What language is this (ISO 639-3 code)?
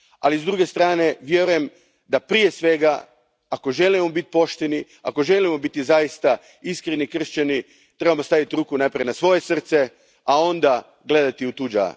hrv